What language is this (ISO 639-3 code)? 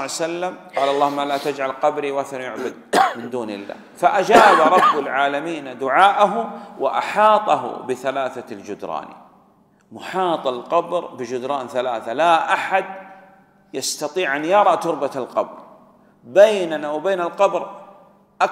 ara